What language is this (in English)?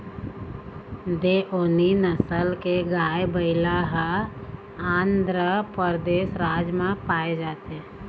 Chhattisgarhi